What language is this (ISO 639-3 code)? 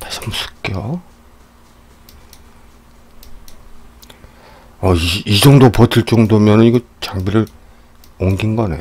kor